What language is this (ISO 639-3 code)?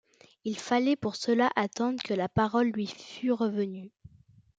fra